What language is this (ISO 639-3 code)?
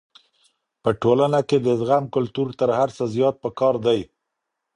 pus